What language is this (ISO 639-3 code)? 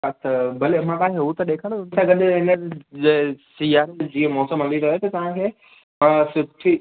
snd